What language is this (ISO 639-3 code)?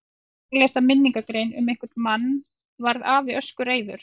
isl